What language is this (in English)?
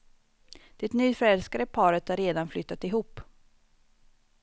Swedish